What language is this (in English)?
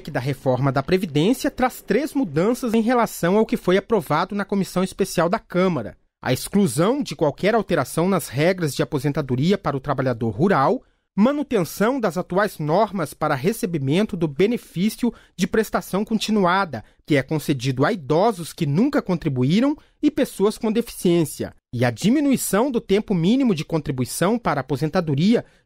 Portuguese